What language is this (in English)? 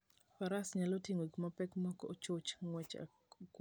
Luo (Kenya and Tanzania)